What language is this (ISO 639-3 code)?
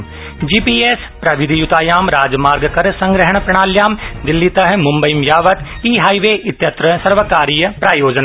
san